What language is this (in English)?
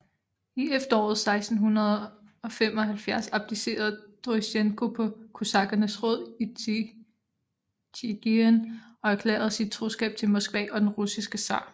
Danish